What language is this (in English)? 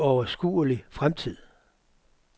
Danish